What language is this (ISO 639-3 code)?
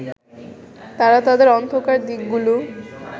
ben